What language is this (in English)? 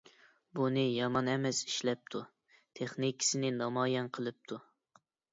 Uyghur